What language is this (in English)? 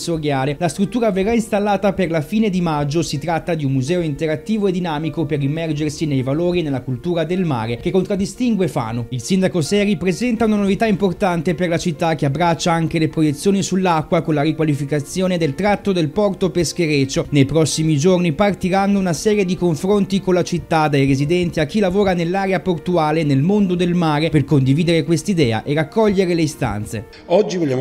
Italian